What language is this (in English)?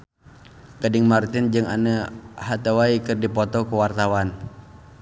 Sundanese